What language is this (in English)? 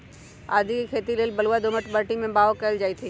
Magahi